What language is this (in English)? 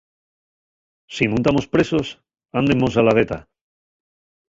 Asturian